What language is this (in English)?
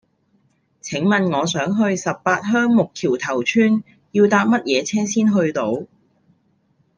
Cantonese